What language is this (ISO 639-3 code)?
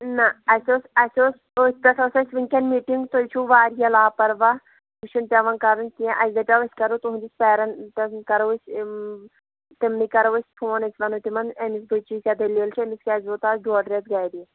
kas